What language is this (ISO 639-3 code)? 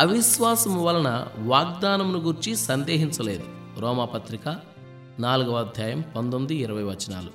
tel